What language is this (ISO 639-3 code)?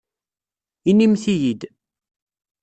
kab